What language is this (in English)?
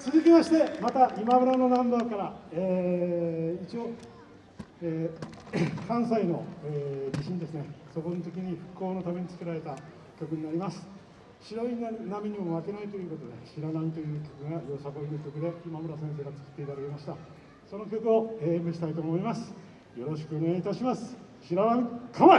Japanese